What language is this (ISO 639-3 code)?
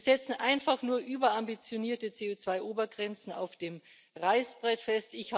deu